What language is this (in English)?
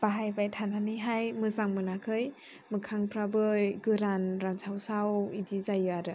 Bodo